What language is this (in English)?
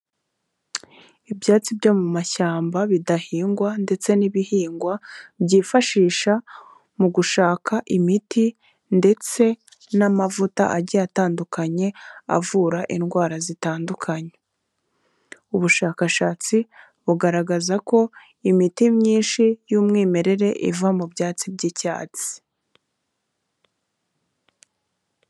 Kinyarwanda